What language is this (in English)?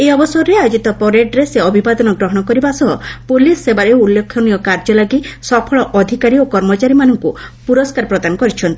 Odia